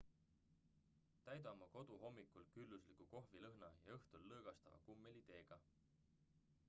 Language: Estonian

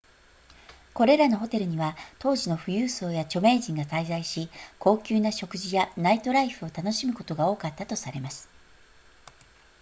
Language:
Japanese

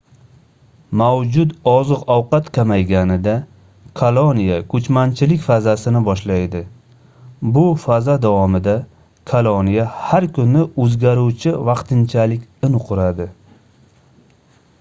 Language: Uzbek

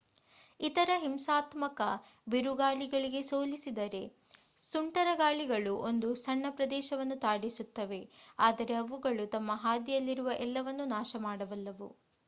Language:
Kannada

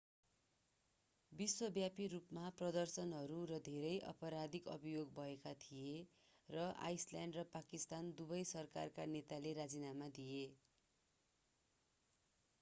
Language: Nepali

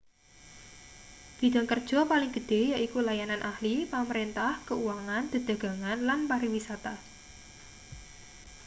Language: Javanese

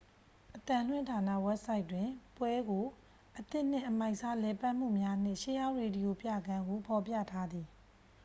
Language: Burmese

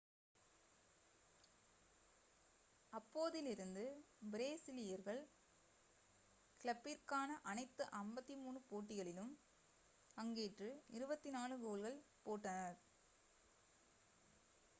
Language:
Tamil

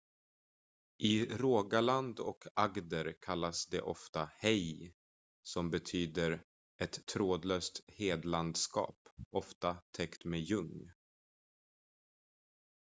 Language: Swedish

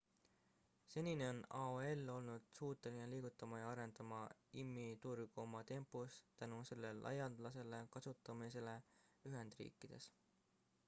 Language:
Estonian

